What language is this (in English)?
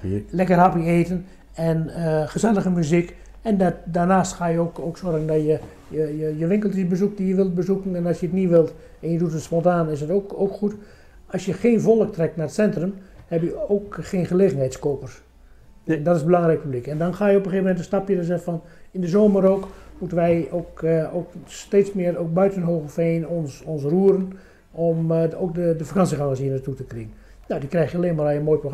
Dutch